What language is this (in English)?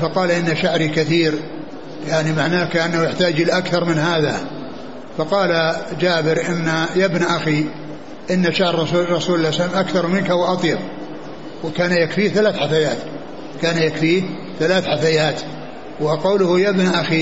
Arabic